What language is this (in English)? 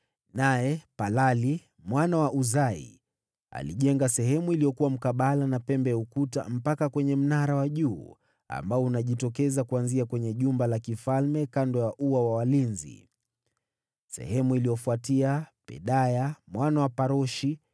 Swahili